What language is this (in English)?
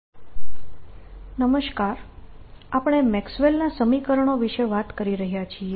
Gujarati